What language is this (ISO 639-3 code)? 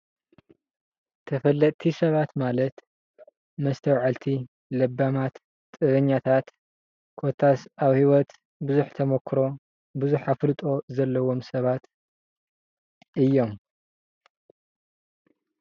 tir